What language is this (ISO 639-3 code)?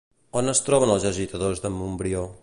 cat